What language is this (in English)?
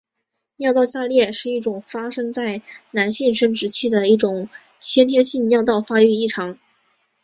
Chinese